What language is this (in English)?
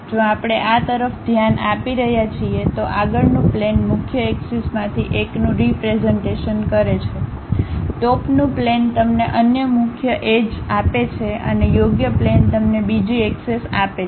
Gujarati